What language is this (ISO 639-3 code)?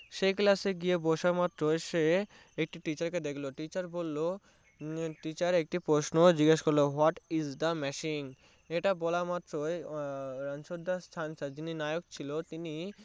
ben